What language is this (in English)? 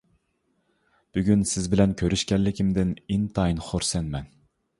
Uyghur